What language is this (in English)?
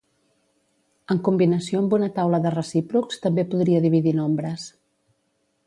Catalan